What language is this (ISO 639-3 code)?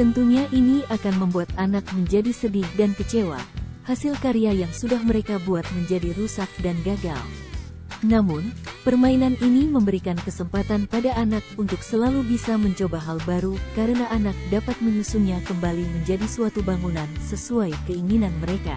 ind